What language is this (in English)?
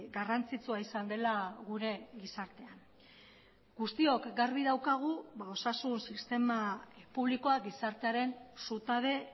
Basque